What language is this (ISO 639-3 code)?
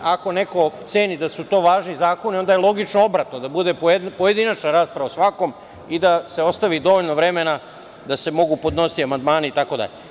srp